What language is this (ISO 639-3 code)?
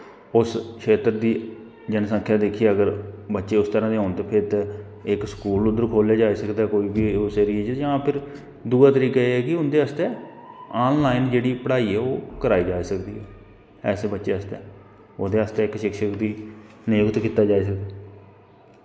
doi